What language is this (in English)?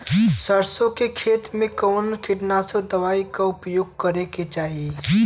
Bhojpuri